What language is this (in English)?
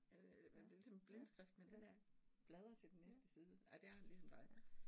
Danish